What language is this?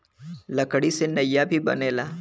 Bhojpuri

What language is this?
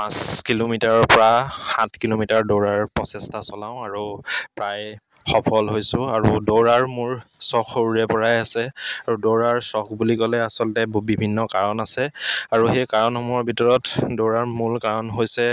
Assamese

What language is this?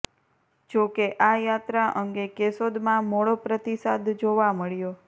Gujarati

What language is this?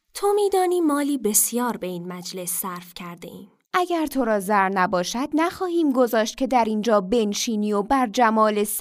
Persian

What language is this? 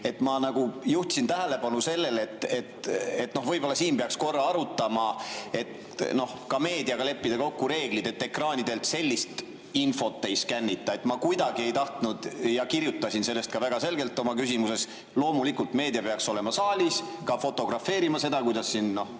Estonian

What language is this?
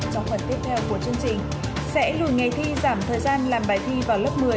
Vietnamese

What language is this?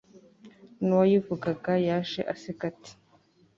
Kinyarwanda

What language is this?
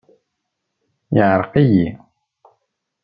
Kabyle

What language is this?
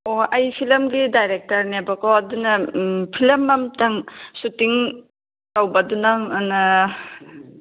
Manipuri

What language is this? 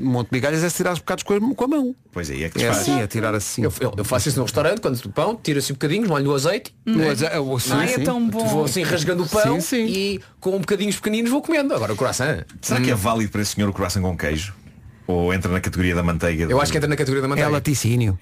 Portuguese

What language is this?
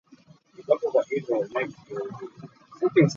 Ganda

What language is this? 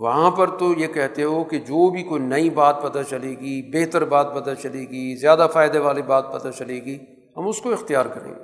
Urdu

